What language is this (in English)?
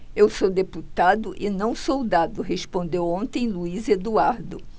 Portuguese